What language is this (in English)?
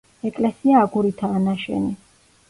Georgian